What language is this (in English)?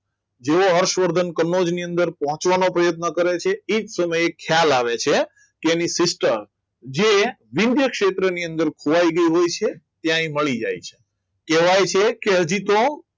Gujarati